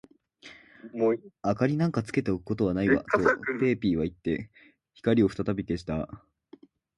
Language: Japanese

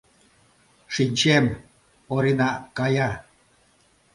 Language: Mari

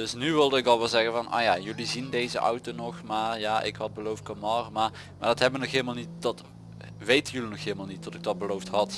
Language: Dutch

